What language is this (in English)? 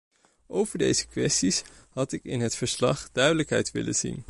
Dutch